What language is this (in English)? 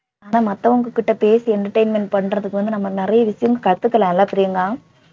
Tamil